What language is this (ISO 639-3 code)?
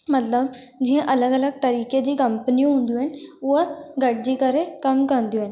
snd